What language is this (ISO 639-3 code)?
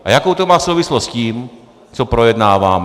ces